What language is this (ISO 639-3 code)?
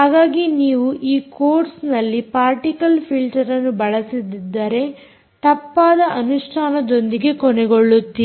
kan